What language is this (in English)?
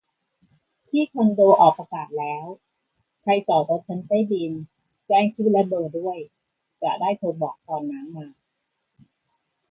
Thai